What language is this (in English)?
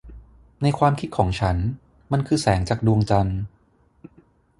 Thai